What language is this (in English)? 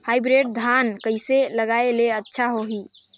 Chhattisgarhi